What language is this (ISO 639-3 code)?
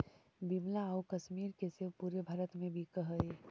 mag